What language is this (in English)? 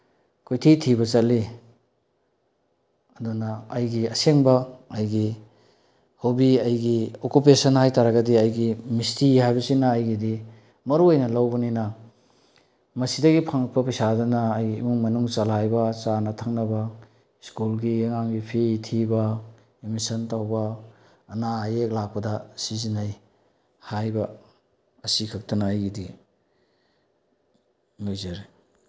Manipuri